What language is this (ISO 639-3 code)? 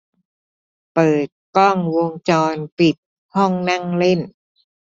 tha